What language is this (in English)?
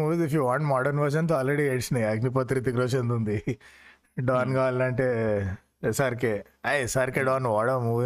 Telugu